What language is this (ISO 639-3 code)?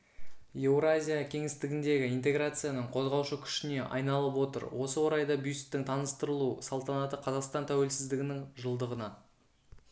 kaz